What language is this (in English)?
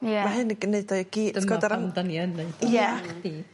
Welsh